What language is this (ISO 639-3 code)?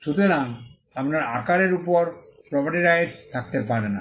ben